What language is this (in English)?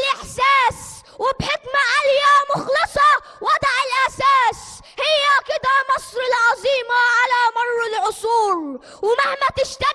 Arabic